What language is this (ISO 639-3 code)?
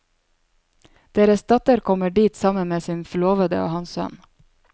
nor